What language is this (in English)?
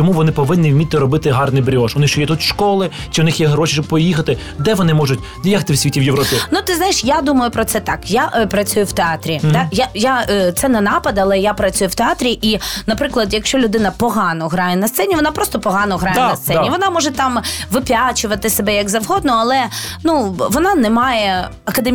Ukrainian